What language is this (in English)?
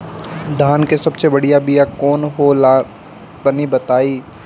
Bhojpuri